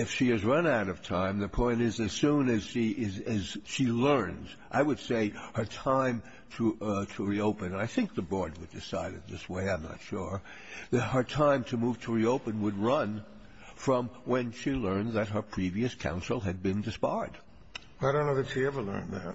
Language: English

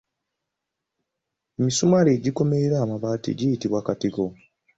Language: Ganda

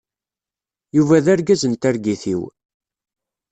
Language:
Kabyle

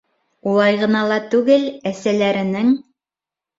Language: Bashkir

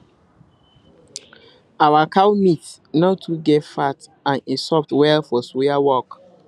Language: Nigerian Pidgin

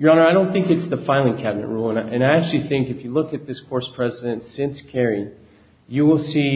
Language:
English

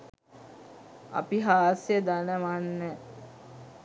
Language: Sinhala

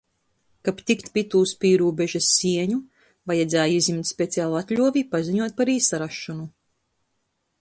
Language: Latgalian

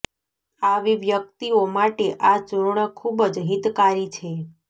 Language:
Gujarati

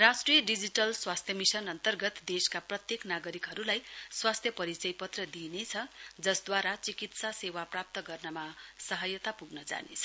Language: Nepali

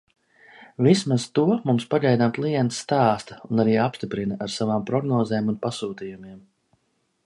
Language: Latvian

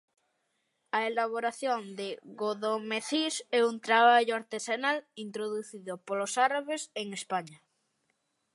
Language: Galician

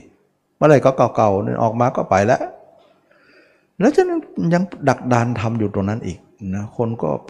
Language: Thai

